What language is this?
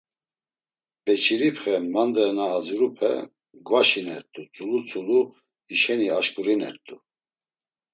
Laz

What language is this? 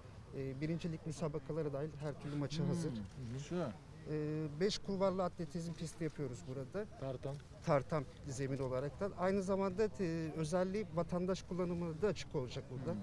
Turkish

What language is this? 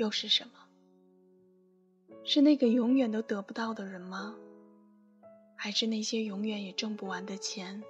Chinese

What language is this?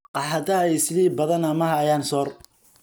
Somali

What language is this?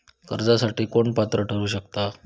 Marathi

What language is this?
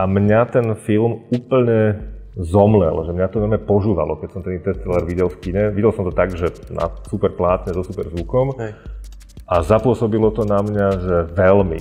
Slovak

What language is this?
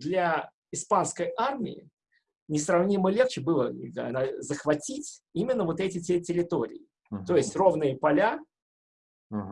Russian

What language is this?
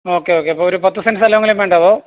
Malayalam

